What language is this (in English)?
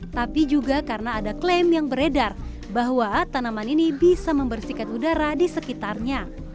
Indonesian